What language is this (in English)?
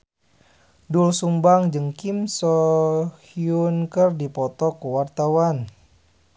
Sundanese